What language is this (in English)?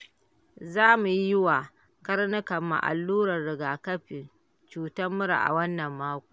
Hausa